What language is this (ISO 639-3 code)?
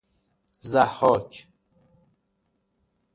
fas